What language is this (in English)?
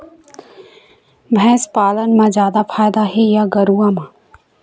Chhattisgarhi